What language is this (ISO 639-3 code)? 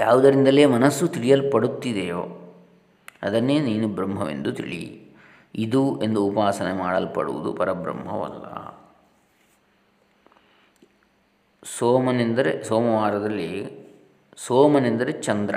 kan